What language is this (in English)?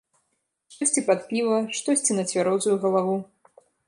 Belarusian